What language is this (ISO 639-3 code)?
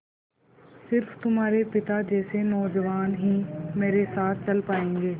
hin